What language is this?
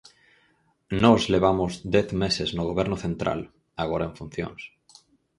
Galician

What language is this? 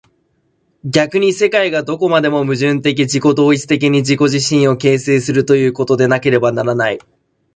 Japanese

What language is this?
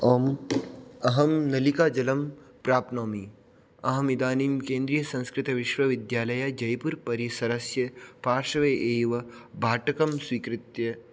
Sanskrit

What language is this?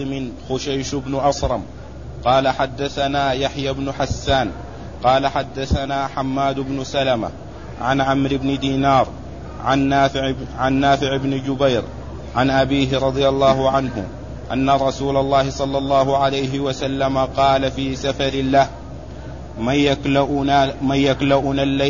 Arabic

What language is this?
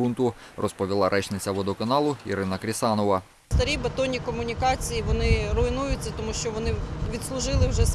Ukrainian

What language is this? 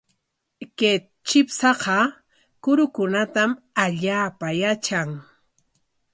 Corongo Ancash Quechua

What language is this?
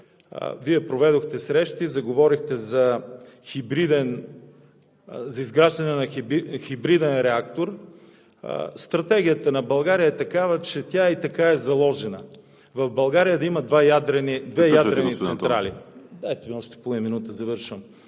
Bulgarian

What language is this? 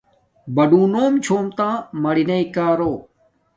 Domaaki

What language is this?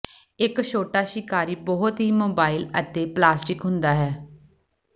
Punjabi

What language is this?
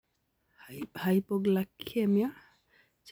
Kalenjin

